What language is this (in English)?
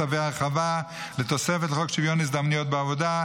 Hebrew